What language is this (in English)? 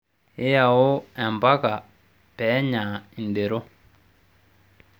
Masai